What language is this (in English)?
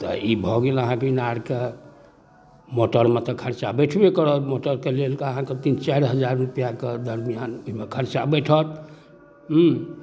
Maithili